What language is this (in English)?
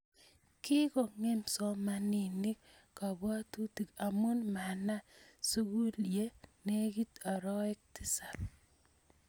Kalenjin